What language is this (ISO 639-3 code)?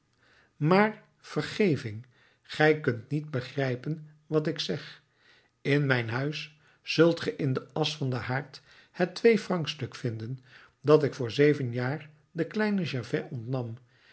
nld